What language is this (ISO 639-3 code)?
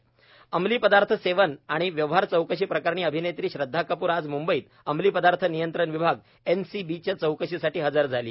mar